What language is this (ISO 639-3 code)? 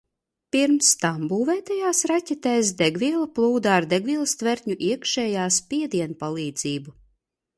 lav